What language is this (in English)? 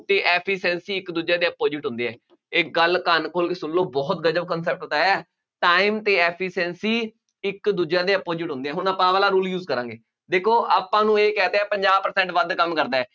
Punjabi